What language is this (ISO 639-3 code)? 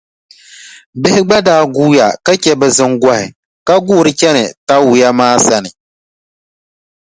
dag